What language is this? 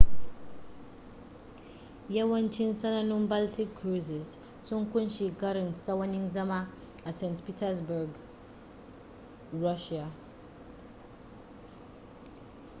Hausa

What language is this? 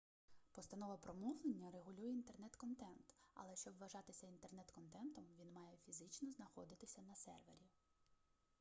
Ukrainian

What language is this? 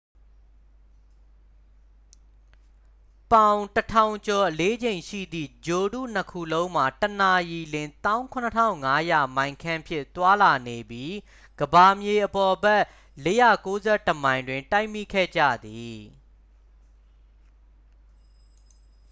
Burmese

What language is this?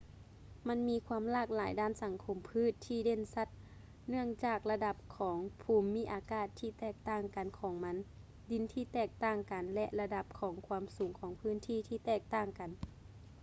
Lao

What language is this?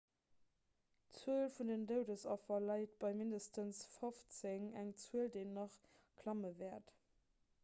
Luxembourgish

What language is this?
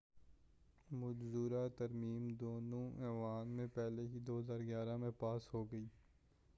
Urdu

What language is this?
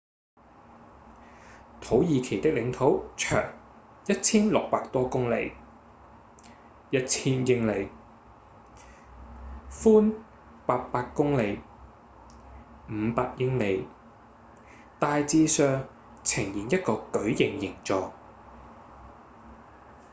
Cantonese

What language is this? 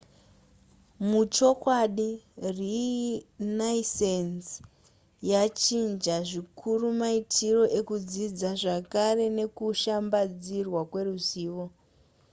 Shona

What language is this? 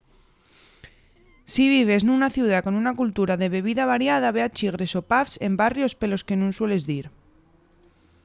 Asturian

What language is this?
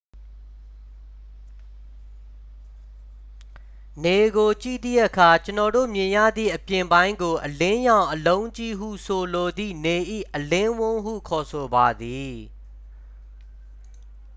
Burmese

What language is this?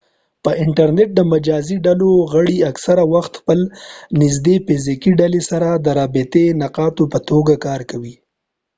Pashto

